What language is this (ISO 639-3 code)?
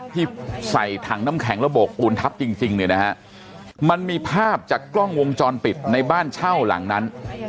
tha